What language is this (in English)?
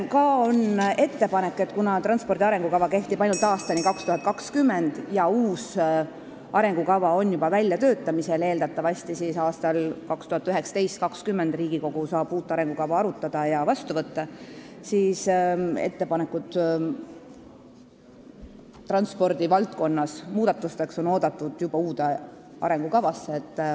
Estonian